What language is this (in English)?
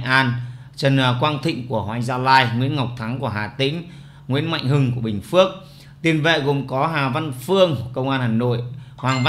Vietnamese